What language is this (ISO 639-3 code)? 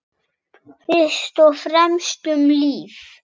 isl